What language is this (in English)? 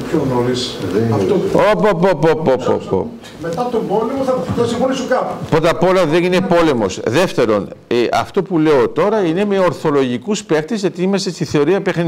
Greek